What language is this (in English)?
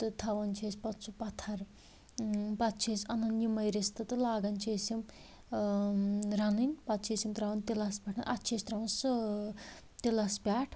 Kashmiri